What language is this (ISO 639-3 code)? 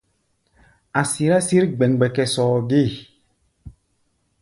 gba